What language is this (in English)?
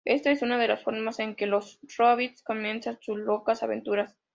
Spanish